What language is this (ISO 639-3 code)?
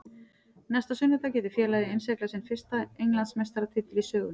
isl